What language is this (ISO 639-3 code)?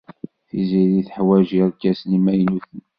kab